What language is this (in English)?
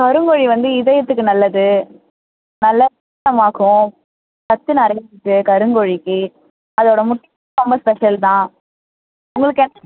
Tamil